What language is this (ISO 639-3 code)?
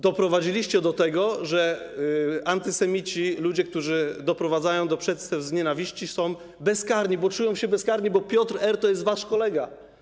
pol